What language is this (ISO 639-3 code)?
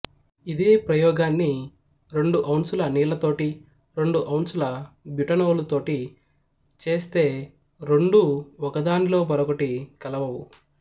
tel